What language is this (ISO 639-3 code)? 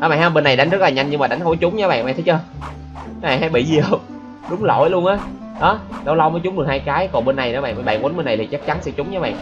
vie